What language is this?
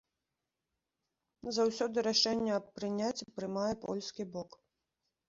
Belarusian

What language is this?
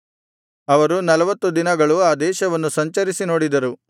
Kannada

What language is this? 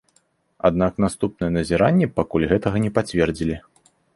Belarusian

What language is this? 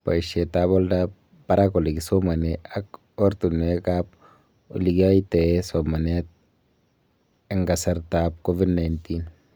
Kalenjin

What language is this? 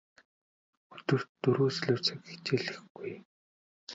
Mongolian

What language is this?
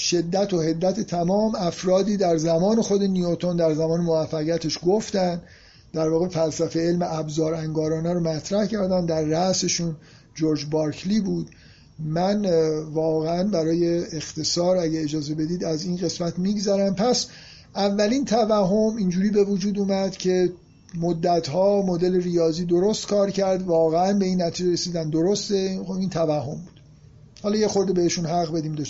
Persian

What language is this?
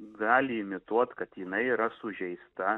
Lithuanian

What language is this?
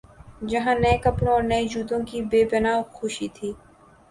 Urdu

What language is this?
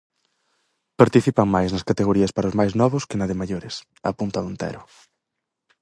Galician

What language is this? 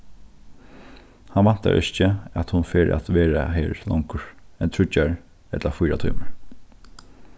Faroese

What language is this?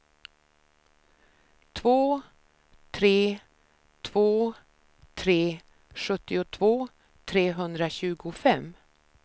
Swedish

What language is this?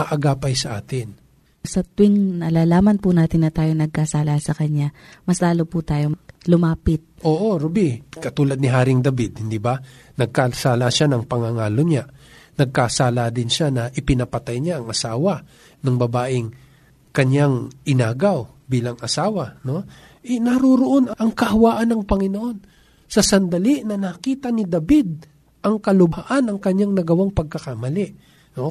Filipino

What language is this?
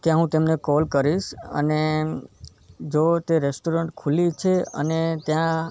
Gujarati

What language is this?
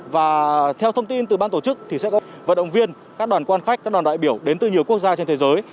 Vietnamese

